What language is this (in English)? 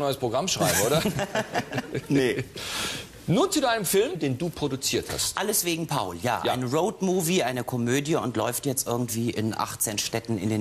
German